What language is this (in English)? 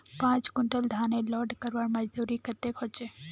Magahi